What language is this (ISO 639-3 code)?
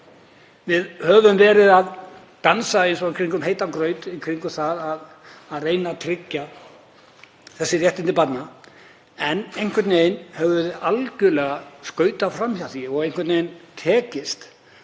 isl